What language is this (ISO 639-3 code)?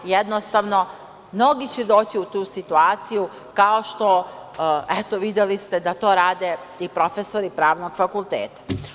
srp